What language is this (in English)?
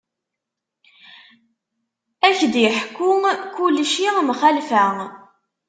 Kabyle